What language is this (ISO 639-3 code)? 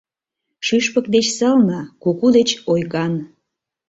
chm